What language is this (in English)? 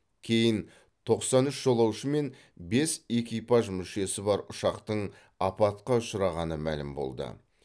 Kazakh